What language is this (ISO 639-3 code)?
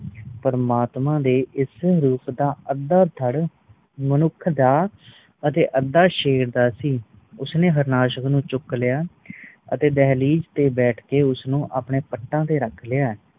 pan